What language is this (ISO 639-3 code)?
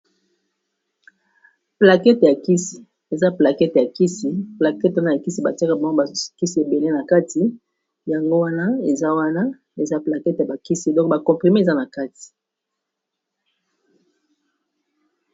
lin